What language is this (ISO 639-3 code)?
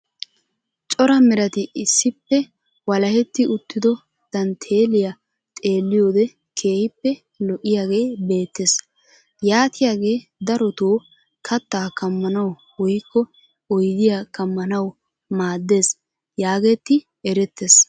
wal